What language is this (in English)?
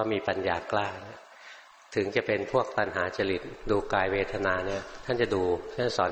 Thai